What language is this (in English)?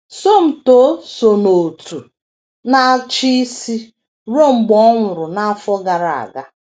Igbo